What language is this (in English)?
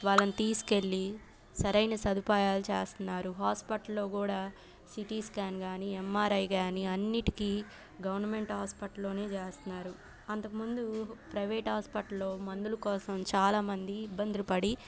Telugu